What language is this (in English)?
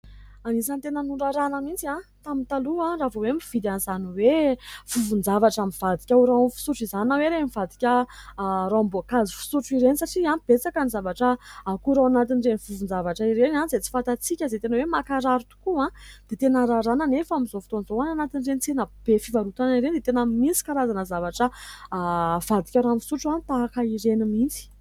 Malagasy